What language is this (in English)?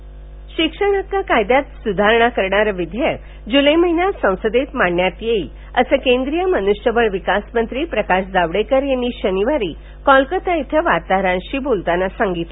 Marathi